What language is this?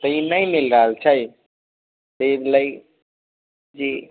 Maithili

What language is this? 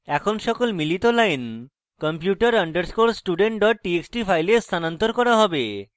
Bangla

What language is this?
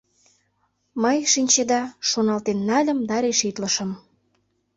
Mari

